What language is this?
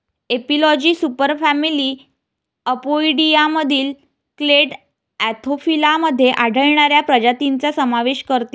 Marathi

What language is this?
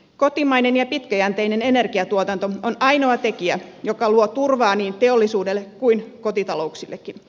Finnish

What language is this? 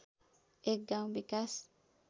Nepali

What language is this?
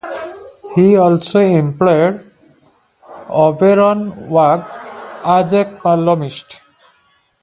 English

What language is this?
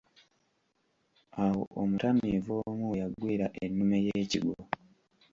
Ganda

